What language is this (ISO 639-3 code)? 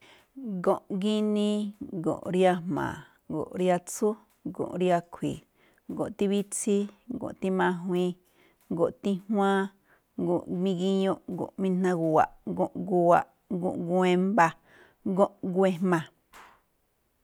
tcf